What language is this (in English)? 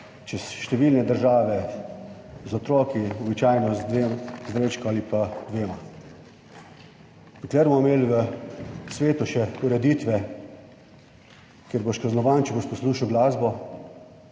Slovenian